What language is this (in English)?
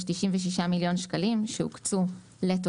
Hebrew